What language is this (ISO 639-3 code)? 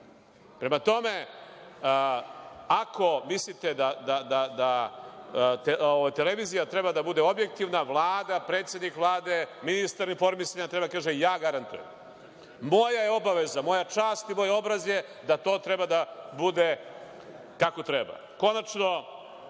srp